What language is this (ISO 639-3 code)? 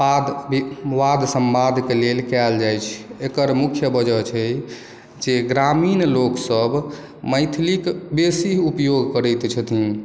mai